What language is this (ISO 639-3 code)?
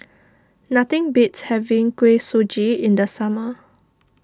eng